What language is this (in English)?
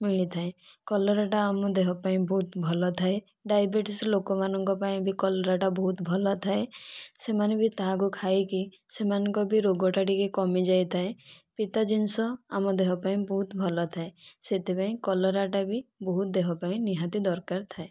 Odia